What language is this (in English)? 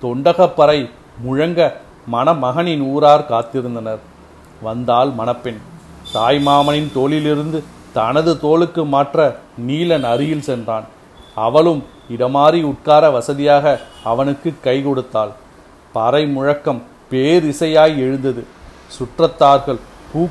Tamil